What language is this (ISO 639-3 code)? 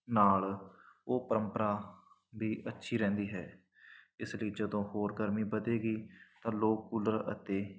pan